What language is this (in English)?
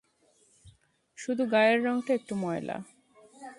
Bangla